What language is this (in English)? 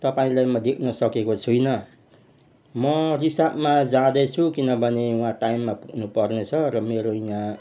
Nepali